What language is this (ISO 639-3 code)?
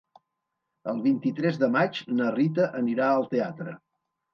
cat